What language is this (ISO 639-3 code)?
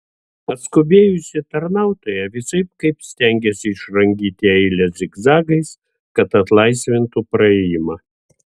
lit